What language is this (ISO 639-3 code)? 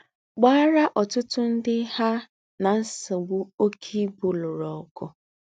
ibo